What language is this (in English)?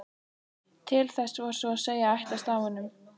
Icelandic